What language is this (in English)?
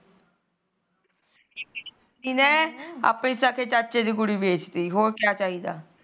Punjabi